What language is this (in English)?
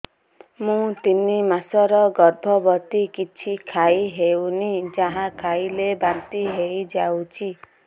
Odia